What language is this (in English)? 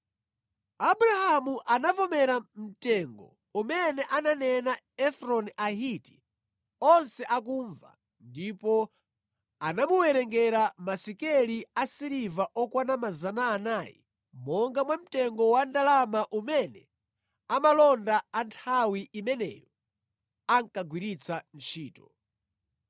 Nyanja